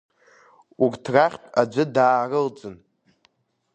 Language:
Abkhazian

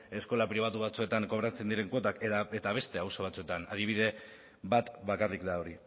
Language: Basque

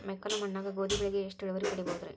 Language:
Kannada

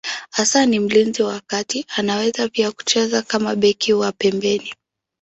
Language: Swahili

